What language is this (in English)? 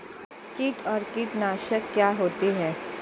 Hindi